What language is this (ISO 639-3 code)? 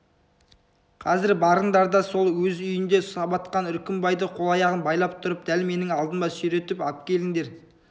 kaz